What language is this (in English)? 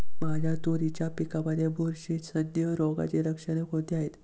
Marathi